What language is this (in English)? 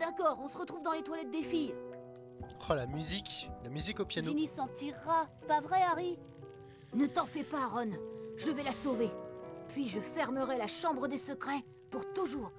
French